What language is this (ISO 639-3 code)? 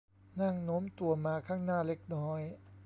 tha